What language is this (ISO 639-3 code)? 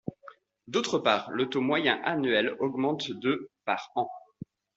fra